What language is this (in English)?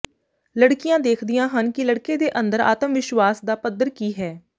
Punjabi